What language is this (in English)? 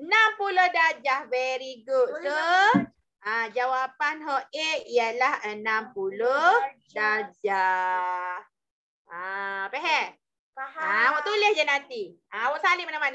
Malay